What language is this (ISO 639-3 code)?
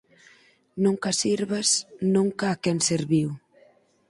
glg